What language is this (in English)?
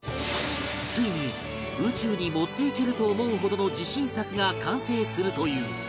Japanese